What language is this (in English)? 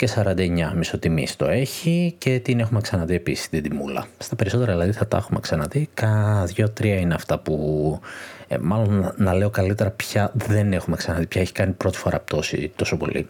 Greek